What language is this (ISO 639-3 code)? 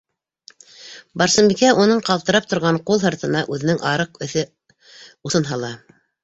bak